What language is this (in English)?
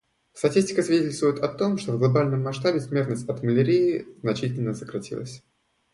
Russian